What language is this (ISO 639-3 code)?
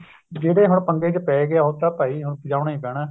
pan